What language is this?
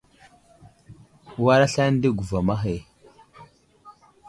Wuzlam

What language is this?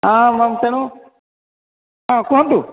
Odia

